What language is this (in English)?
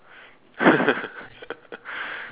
English